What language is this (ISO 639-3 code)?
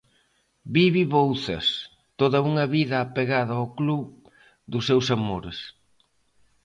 glg